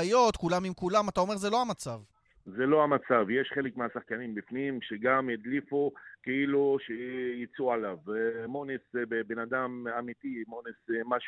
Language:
Hebrew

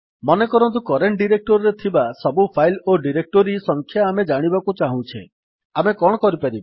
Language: Odia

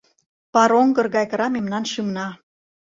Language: Mari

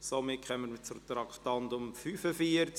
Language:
Swiss German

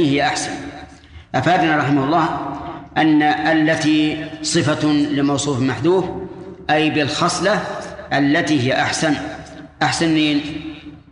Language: Arabic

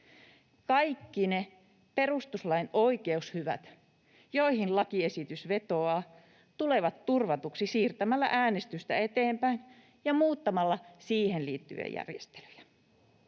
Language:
Finnish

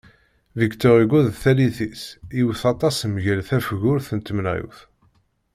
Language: Kabyle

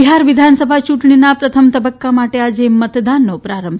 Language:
Gujarati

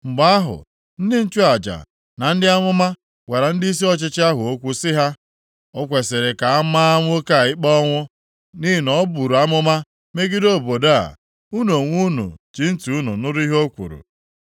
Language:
Igbo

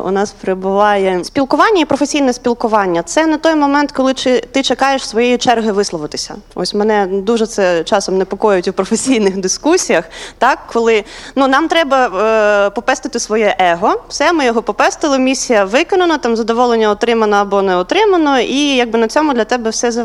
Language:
Ukrainian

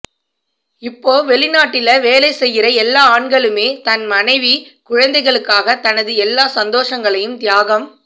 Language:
Tamil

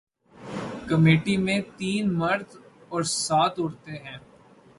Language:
Urdu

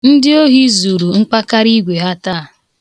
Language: Igbo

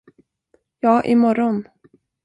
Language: Swedish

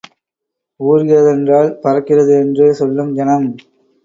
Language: Tamil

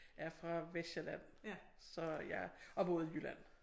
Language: Danish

